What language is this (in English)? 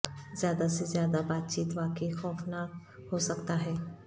Urdu